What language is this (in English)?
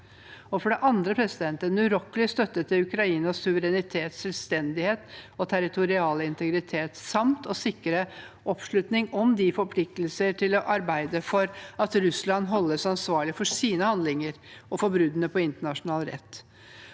Norwegian